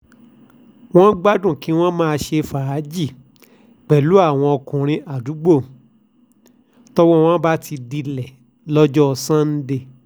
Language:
Yoruba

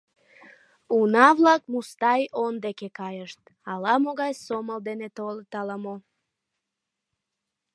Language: Mari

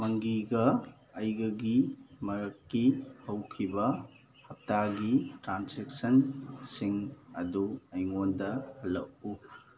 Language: Manipuri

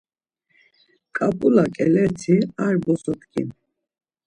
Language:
Laz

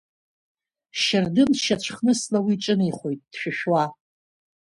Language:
Abkhazian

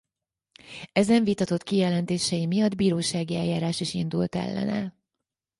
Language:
Hungarian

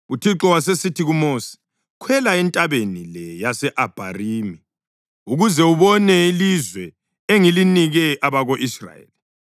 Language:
North Ndebele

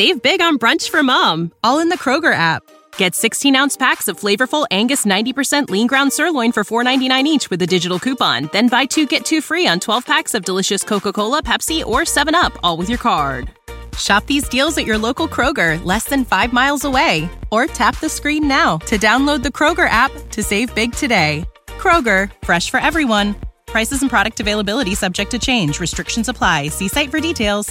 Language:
Dutch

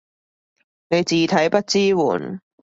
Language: Cantonese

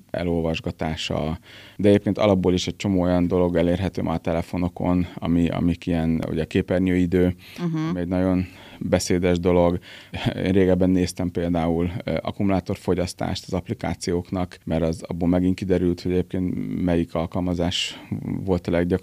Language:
Hungarian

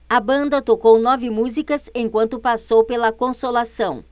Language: Portuguese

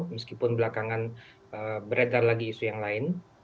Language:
Indonesian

